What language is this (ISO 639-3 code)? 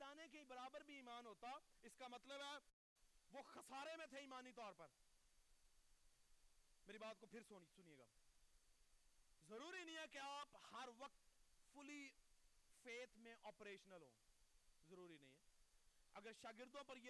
urd